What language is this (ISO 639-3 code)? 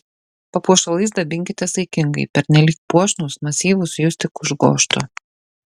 lit